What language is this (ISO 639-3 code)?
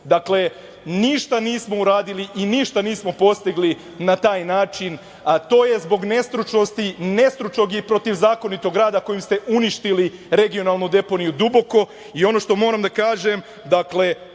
srp